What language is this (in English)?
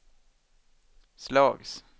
Swedish